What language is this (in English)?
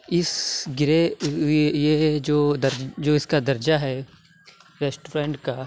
Urdu